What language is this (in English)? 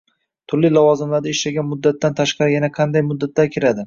Uzbek